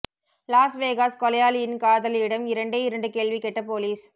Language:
Tamil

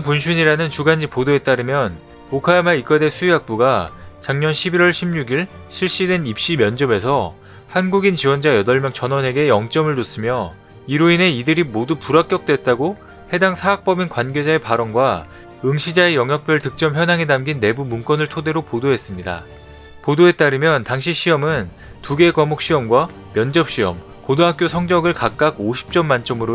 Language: Korean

